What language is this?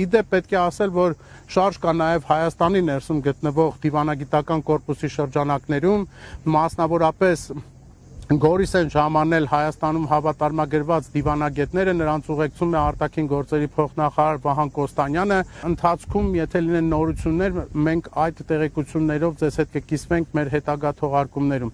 Romanian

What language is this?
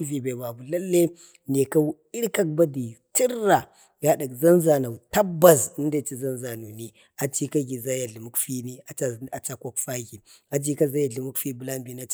Bade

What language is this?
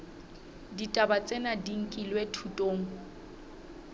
Southern Sotho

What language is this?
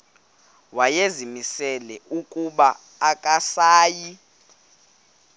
Xhosa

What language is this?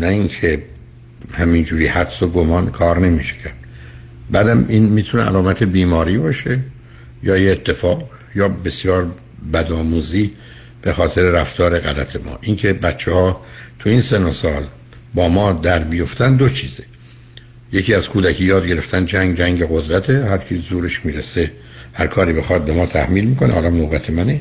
Persian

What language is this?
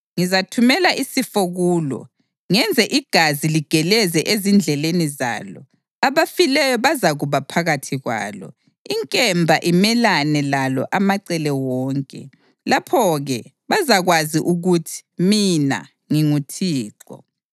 North Ndebele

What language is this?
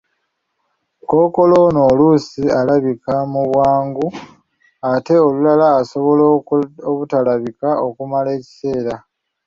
Ganda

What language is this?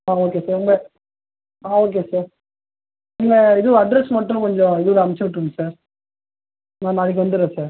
Tamil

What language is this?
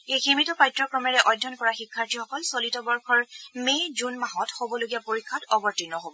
Assamese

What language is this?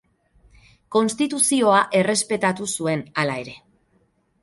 Basque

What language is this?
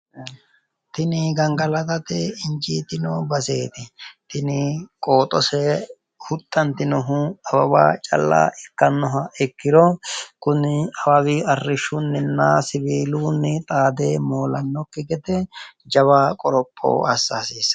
Sidamo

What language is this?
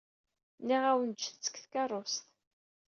Kabyle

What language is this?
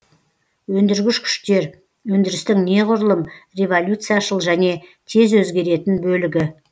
Kazakh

